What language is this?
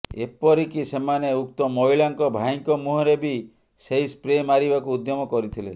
Odia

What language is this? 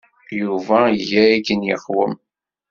Kabyle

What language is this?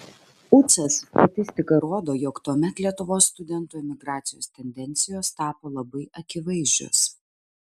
Lithuanian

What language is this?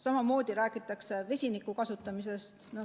Estonian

